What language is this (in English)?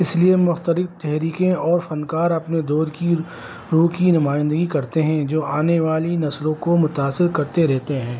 Urdu